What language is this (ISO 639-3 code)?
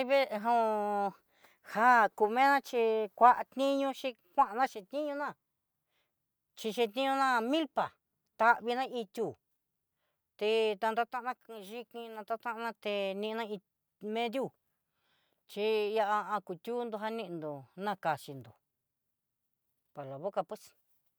mxy